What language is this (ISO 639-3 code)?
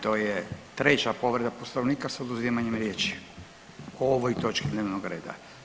hrv